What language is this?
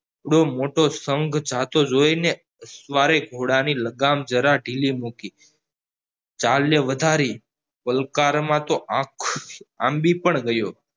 Gujarati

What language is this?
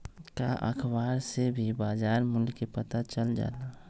Magahi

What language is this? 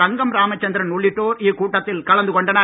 Tamil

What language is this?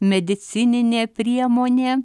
Lithuanian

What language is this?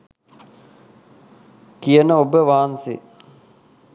Sinhala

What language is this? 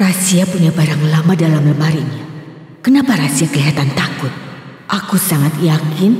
Indonesian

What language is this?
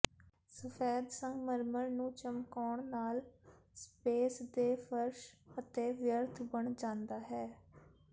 Punjabi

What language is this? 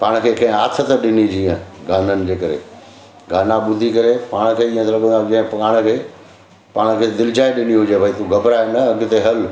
Sindhi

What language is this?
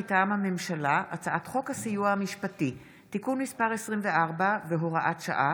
Hebrew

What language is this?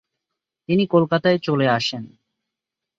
Bangla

